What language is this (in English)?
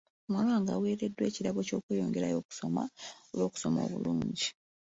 Ganda